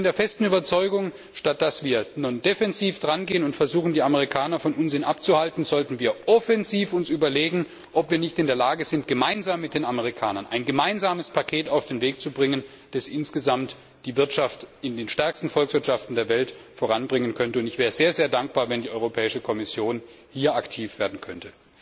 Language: German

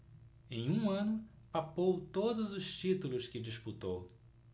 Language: Portuguese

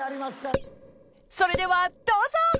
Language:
Japanese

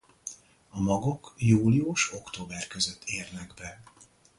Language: Hungarian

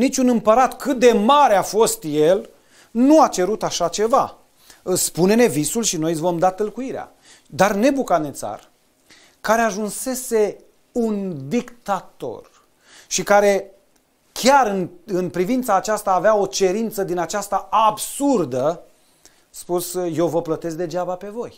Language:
Romanian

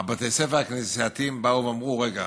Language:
Hebrew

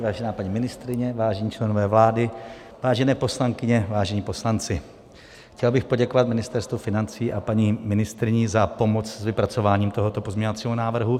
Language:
Czech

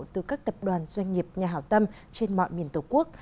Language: Vietnamese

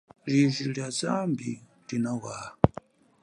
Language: Chokwe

